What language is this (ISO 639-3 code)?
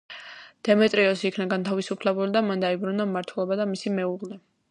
kat